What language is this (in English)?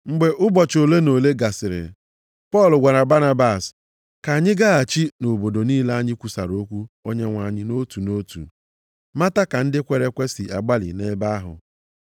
Igbo